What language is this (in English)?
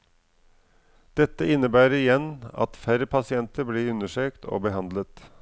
Norwegian